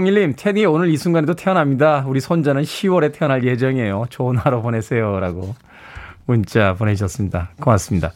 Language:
Korean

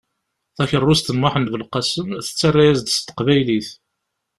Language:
Kabyle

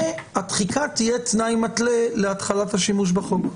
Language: Hebrew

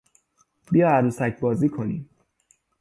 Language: Persian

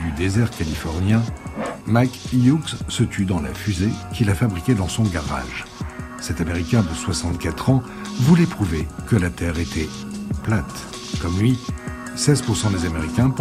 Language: French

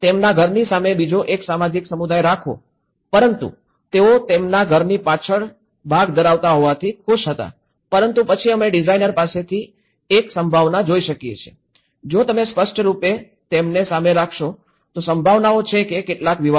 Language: Gujarati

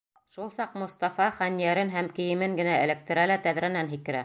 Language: Bashkir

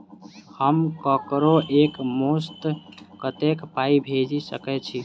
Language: Maithili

